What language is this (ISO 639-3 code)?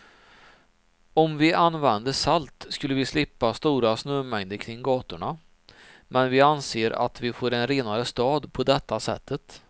swe